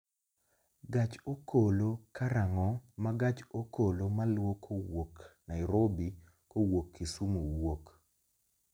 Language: Luo (Kenya and Tanzania)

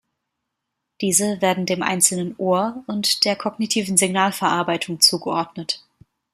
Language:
German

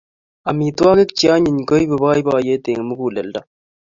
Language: Kalenjin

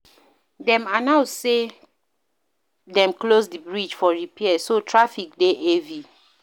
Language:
Nigerian Pidgin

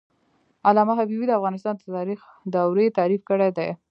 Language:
Pashto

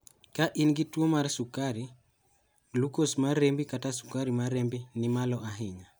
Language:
Luo (Kenya and Tanzania)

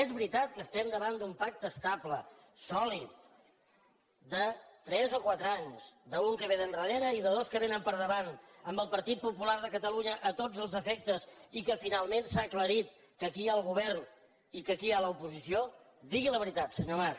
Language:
Catalan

